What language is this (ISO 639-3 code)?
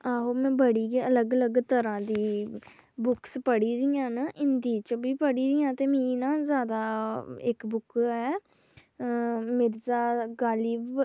doi